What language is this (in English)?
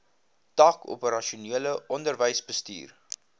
Afrikaans